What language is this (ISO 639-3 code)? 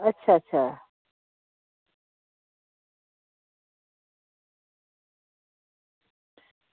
doi